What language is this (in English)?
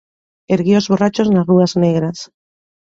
Galician